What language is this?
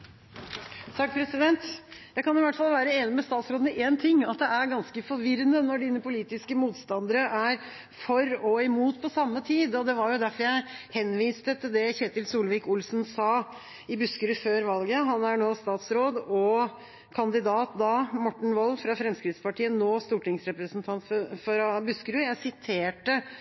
Norwegian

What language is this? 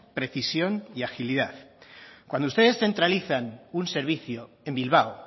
Spanish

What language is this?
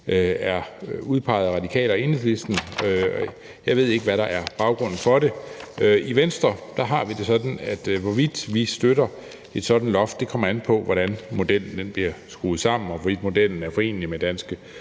Danish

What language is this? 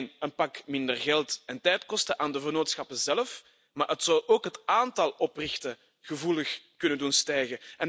Dutch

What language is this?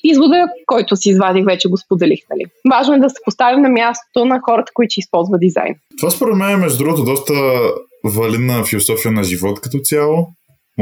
Bulgarian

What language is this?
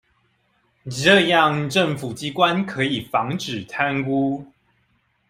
Chinese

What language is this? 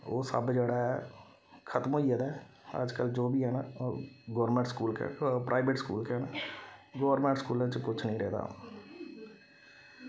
Dogri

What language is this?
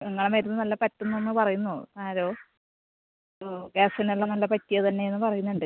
Malayalam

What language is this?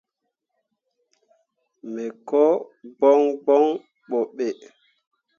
Mundang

